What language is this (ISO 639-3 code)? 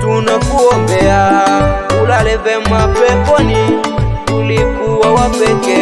ind